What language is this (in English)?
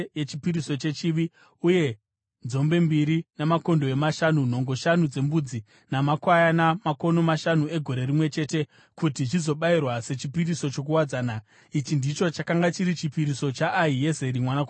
Shona